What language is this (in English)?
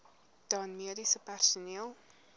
Afrikaans